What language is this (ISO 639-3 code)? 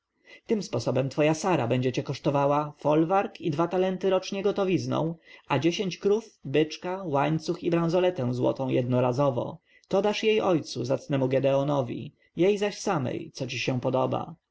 pol